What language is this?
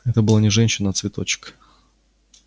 Russian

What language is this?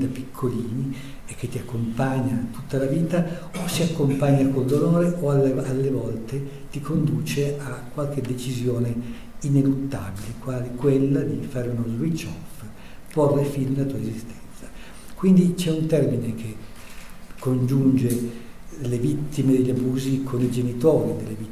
Italian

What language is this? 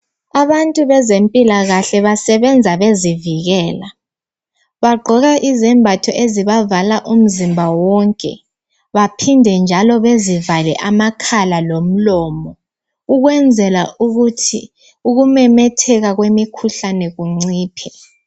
North Ndebele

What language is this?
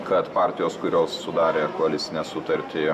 Lithuanian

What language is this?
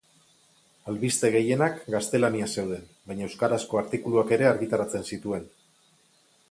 Basque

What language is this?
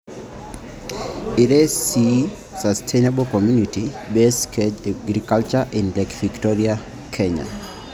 Masai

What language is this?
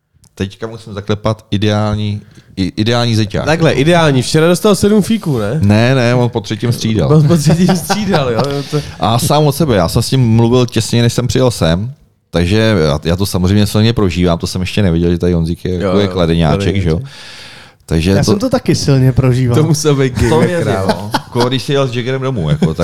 Czech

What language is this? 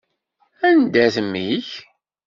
Kabyle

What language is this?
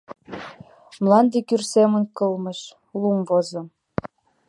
Mari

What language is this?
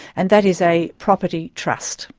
English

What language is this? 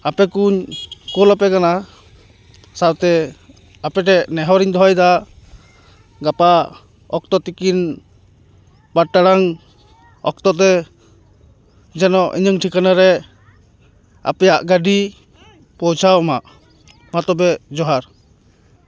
Santali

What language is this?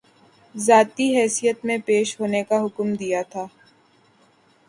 Urdu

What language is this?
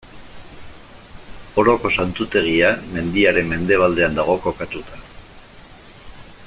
Basque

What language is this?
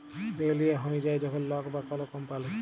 Bangla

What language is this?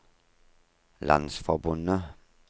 Norwegian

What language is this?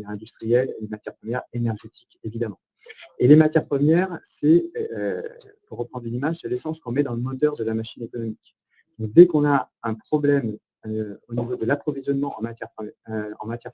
French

